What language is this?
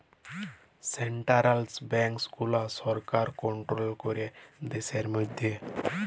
Bangla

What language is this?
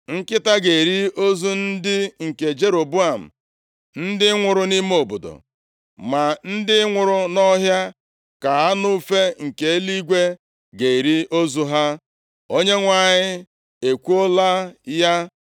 Igbo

